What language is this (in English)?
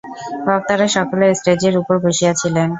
Bangla